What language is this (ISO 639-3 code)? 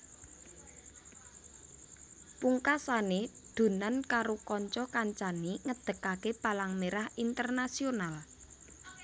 jav